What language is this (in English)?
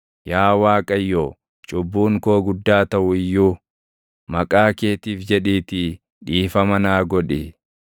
Oromo